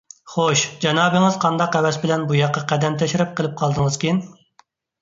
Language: Uyghur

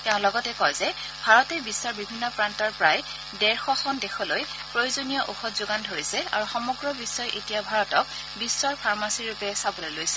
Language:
Assamese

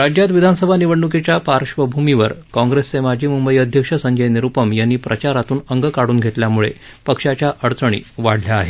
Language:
Marathi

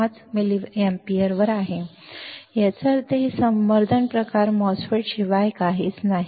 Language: Marathi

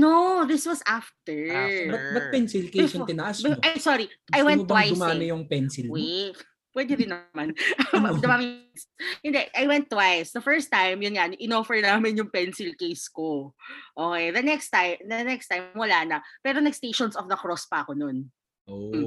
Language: Filipino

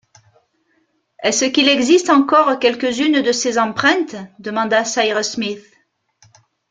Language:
French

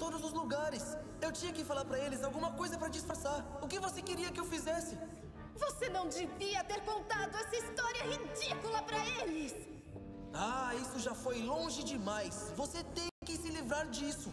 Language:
Portuguese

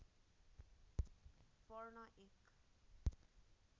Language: Nepali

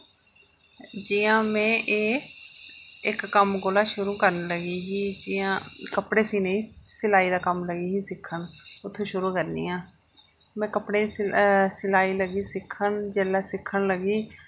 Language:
Dogri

